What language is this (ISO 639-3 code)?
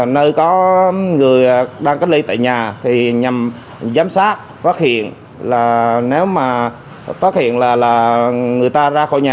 vie